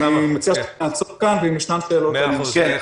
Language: Hebrew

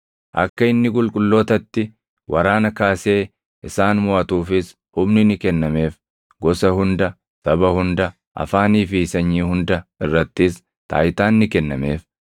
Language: Oromo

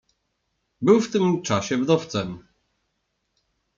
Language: Polish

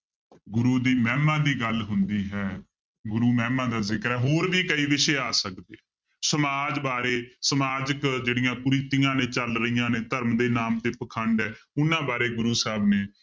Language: Punjabi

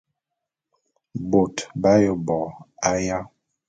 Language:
Bulu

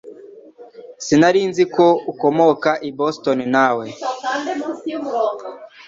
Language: Kinyarwanda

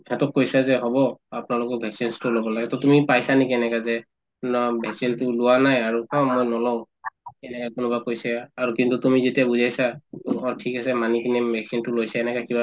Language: Assamese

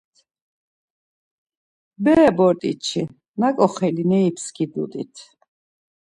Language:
Laz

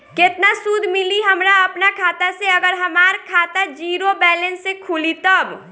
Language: Bhojpuri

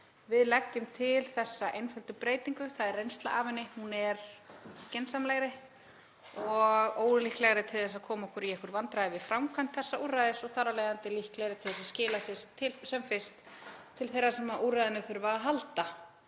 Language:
Icelandic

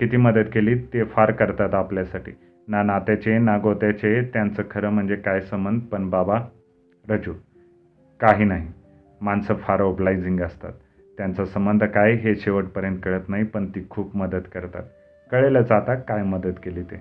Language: Marathi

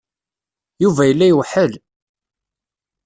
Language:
Kabyle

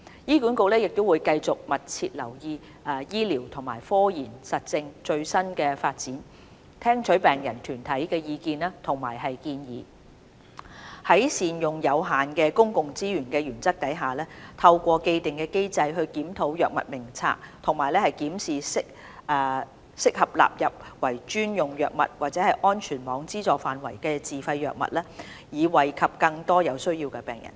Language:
Cantonese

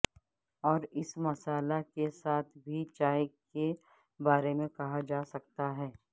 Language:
Urdu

